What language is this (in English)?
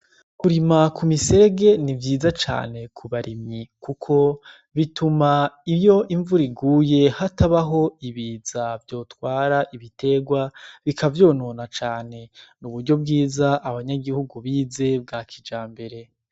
Rundi